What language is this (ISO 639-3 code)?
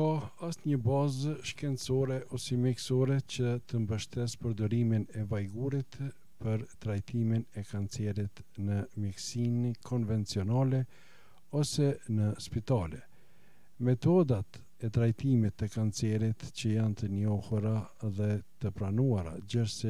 ron